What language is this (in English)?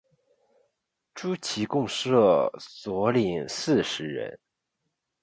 Chinese